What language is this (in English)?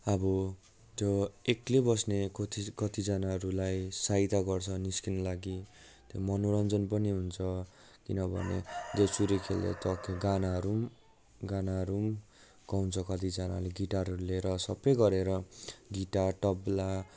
Nepali